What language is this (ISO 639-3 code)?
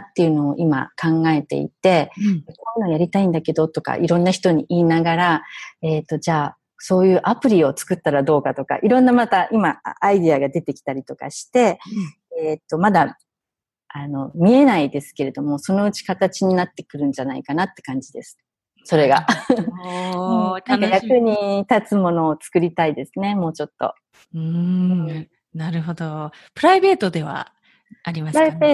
jpn